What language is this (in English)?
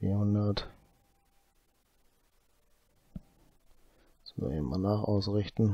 German